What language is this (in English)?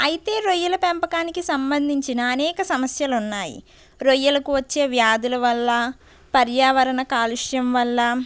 Telugu